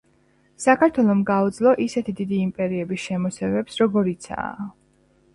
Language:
Georgian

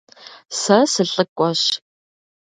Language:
Kabardian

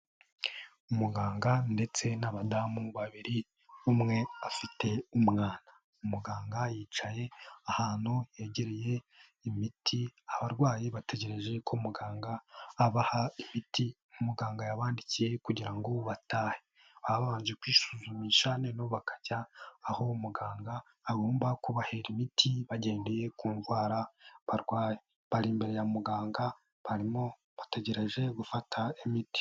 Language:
Kinyarwanda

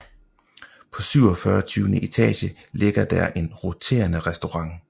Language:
Danish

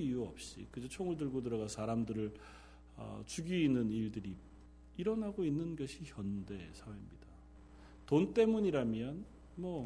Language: Korean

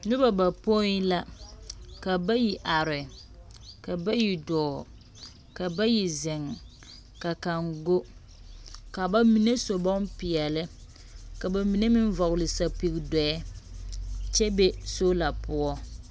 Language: Southern Dagaare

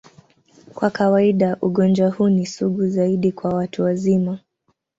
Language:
Swahili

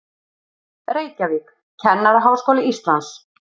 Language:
Icelandic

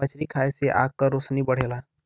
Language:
Bhojpuri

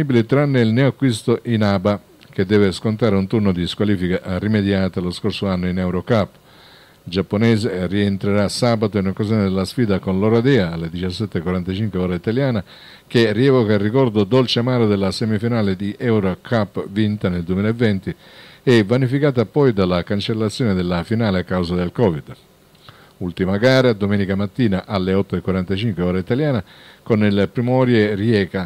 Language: Italian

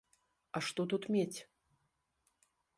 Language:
Belarusian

